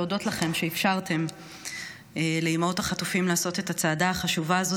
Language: Hebrew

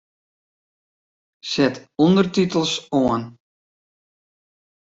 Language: Western Frisian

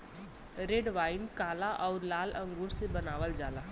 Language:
Bhojpuri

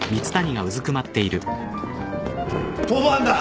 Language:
Japanese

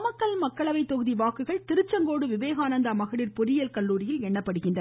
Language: Tamil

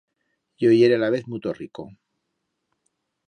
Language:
Aragonese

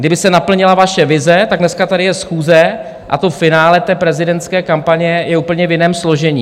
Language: Czech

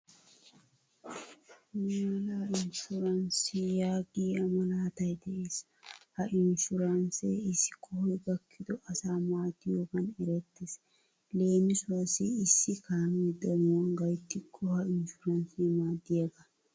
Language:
Wolaytta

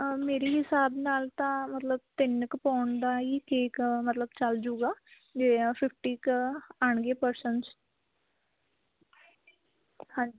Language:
Punjabi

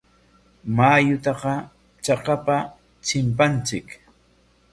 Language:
Corongo Ancash Quechua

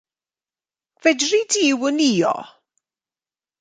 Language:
Welsh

